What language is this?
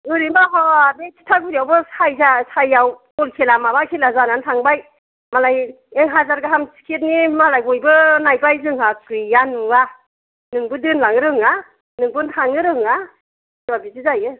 Bodo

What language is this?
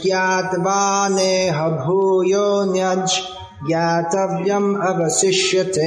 Hindi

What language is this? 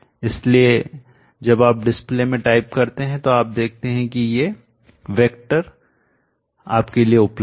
Hindi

